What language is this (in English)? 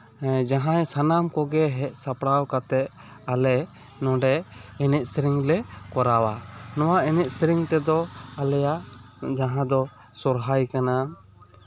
Santali